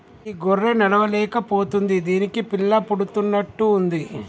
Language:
Telugu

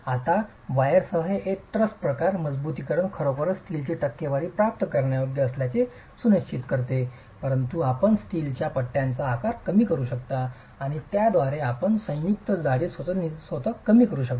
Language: Marathi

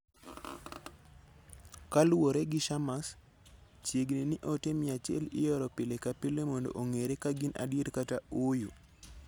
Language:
Luo (Kenya and Tanzania)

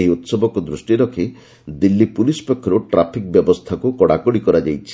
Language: Odia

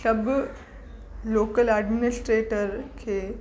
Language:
Sindhi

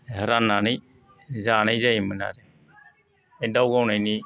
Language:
Bodo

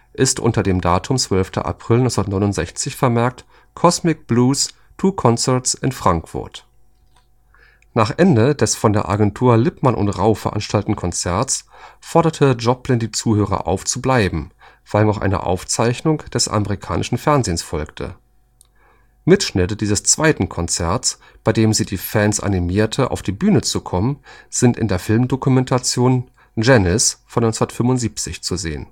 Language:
German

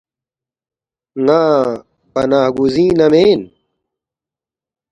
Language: Balti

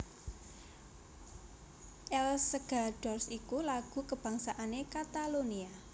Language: Javanese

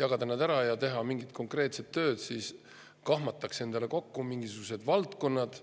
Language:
Estonian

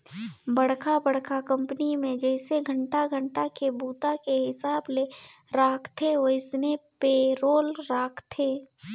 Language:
Chhattisgarhi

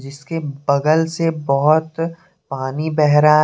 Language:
Hindi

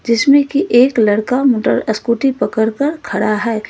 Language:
Hindi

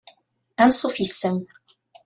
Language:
Kabyle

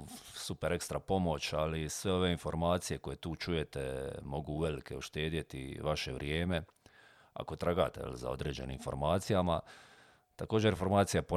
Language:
Croatian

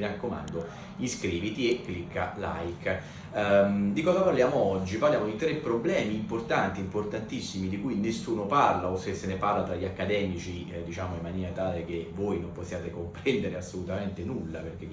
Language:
Italian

